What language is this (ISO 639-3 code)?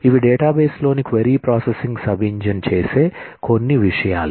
tel